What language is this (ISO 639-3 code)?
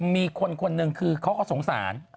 tha